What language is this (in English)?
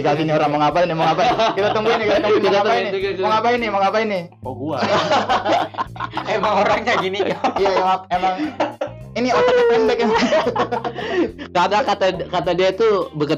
Indonesian